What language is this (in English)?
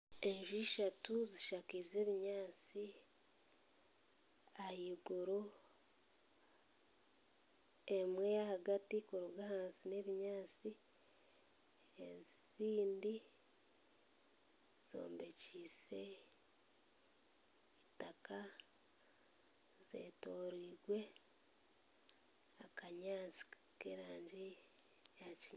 Nyankole